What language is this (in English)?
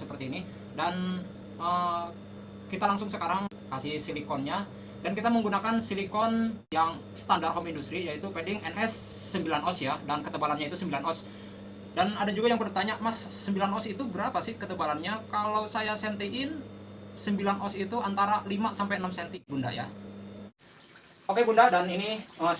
Indonesian